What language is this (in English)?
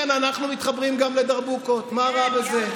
Hebrew